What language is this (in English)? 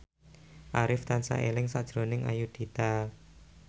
Javanese